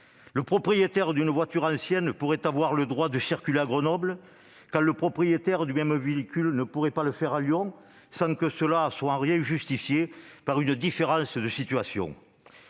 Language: French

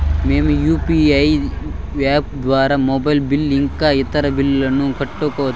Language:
Telugu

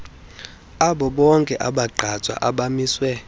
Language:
Xhosa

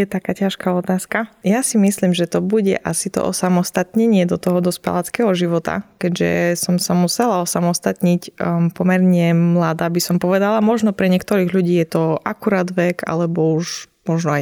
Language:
Slovak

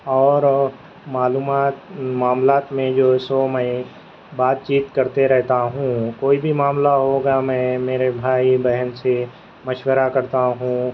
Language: Urdu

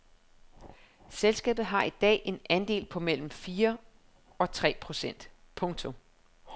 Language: Danish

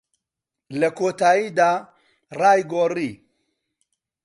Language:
Central Kurdish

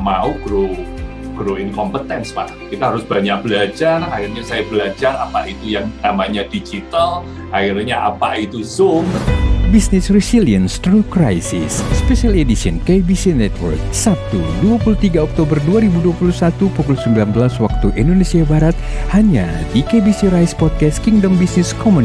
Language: Indonesian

